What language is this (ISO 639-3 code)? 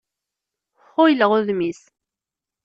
kab